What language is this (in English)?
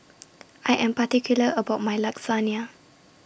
English